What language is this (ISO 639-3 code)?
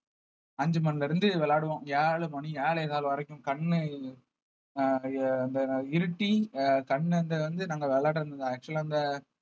tam